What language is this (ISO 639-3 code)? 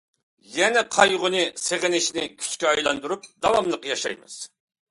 uig